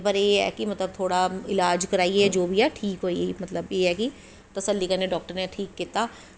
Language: Dogri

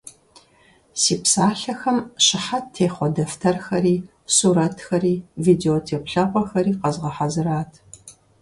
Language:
Kabardian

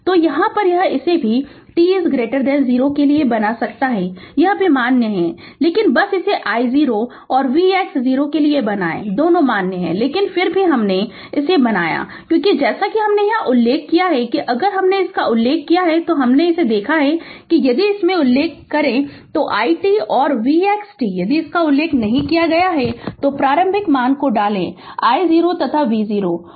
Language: Hindi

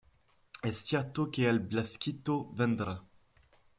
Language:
French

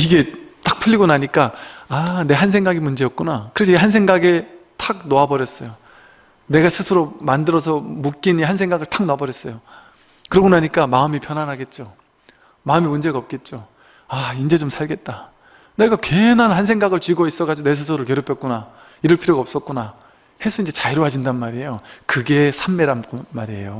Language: Korean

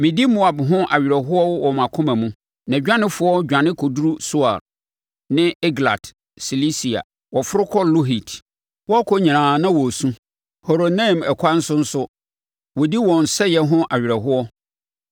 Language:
Akan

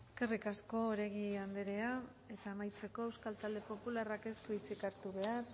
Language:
Basque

